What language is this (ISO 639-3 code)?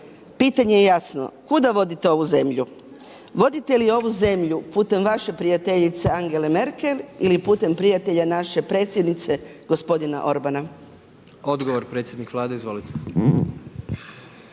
hrv